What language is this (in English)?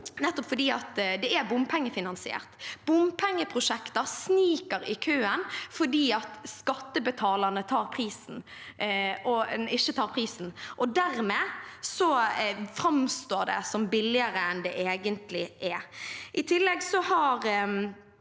Norwegian